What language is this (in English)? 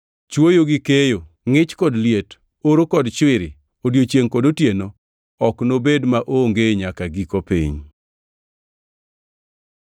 Luo (Kenya and Tanzania)